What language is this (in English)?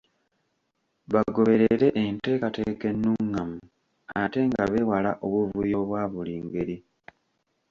Ganda